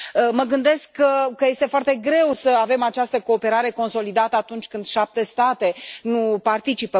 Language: Romanian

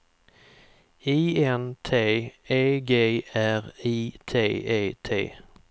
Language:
Swedish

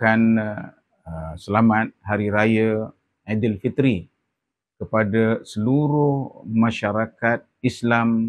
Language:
Malay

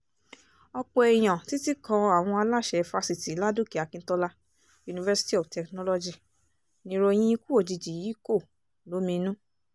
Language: Yoruba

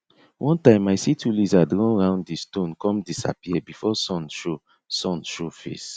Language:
Nigerian Pidgin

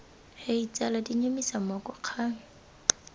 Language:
Tswana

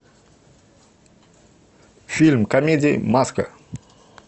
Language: Russian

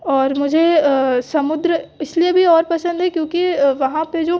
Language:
Hindi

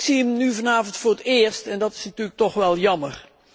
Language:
Dutch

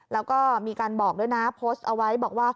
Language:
Thai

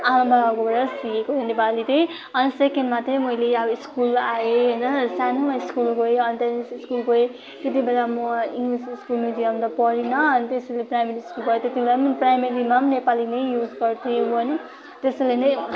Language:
Nepali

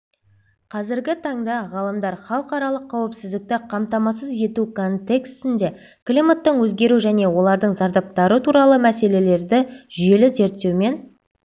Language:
Kazakh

